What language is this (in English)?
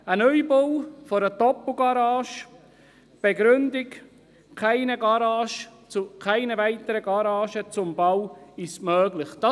Swiss German